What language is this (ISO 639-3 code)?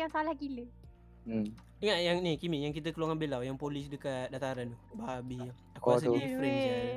msa